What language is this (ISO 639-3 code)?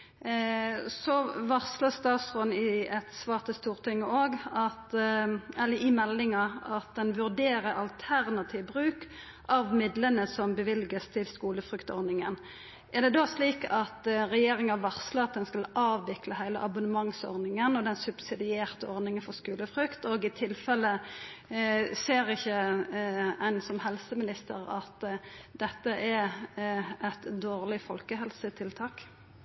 nno